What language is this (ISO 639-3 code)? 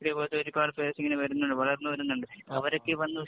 mal